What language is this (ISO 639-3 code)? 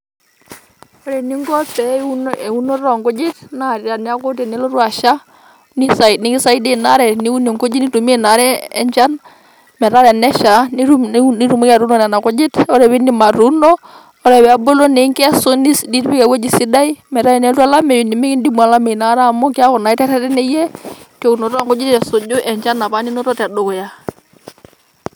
mas